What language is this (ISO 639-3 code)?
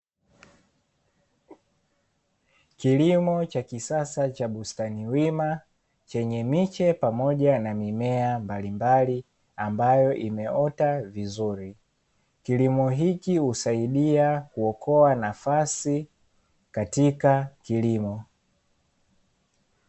swa